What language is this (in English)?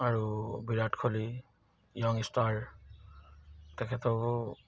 Assamese